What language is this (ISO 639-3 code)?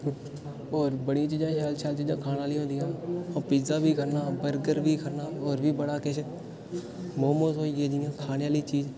doi